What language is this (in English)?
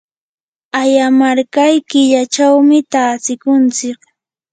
Yanahuanca Pasco Quechua